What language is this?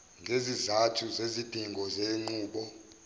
Zulu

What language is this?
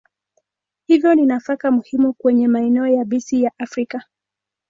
Swahili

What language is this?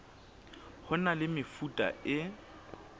Southern Sotho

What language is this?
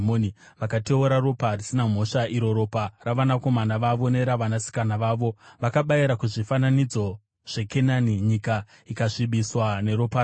Shona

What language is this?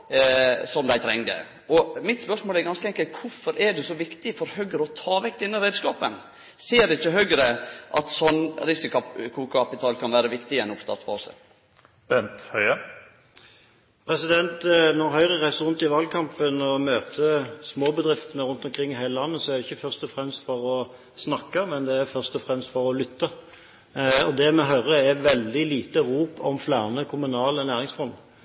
Norwegian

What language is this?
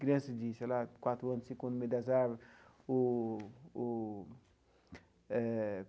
Portuguese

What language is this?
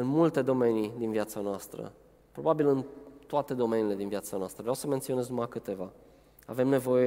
Romanian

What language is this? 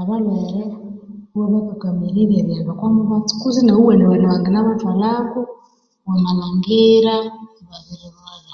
Konzo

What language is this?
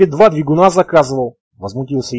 Russian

